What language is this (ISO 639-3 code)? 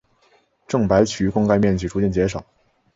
zho